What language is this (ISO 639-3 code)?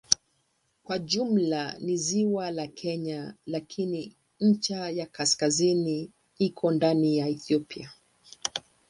swa